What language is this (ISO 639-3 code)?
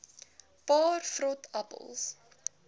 afr